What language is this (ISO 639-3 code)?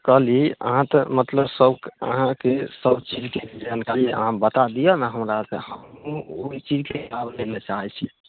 mai